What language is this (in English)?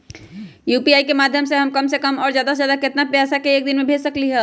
Magahi